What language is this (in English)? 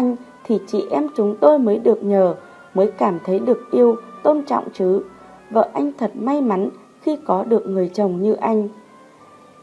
Vietnamese